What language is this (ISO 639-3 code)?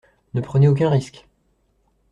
fra